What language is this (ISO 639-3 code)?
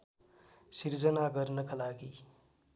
nep